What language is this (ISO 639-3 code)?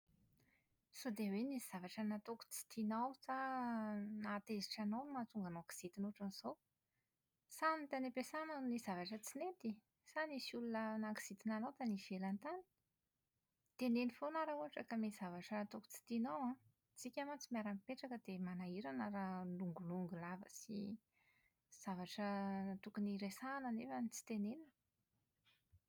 mlg